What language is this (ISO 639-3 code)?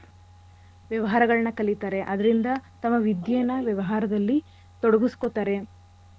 kan